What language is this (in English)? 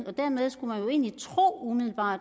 Danish